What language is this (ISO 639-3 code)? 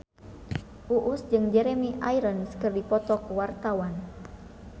sun